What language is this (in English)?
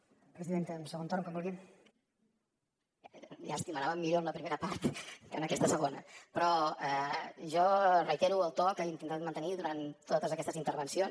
Catalan